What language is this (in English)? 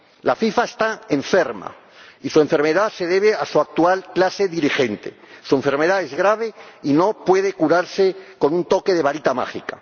Spanish